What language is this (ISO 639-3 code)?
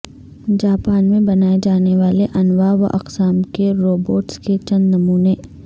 urd